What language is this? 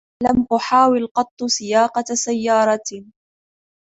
Arabic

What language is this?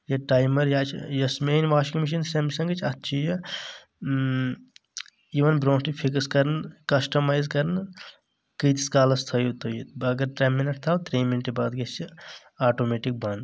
Kashmiri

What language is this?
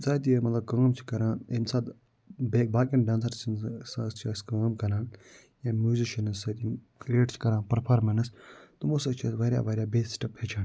Kashmiri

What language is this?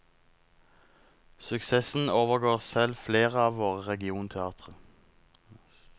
Norwegian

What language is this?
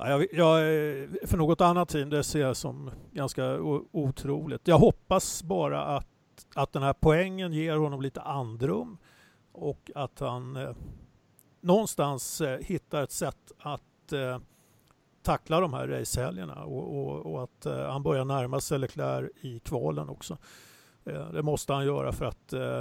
Swedish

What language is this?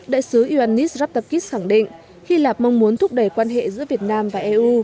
Vietnamese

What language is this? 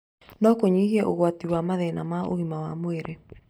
Kikuyu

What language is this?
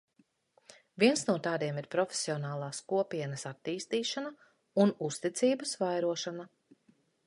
Latvian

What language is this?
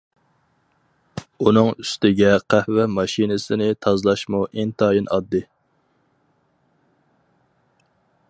Uyghur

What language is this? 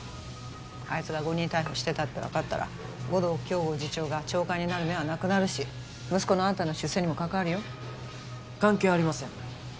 Japanese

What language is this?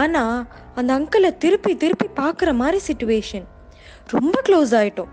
Tamil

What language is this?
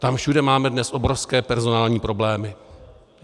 Czech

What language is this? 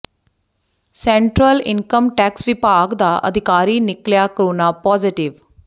Punjabi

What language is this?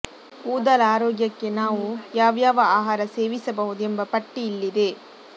Kannada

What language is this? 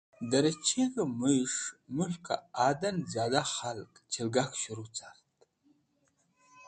Wakhi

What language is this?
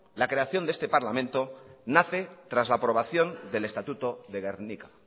Spanish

